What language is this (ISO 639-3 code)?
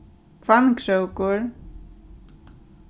fao